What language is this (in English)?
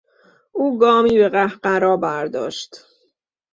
Persian